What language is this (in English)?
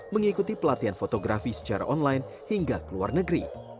Indonesian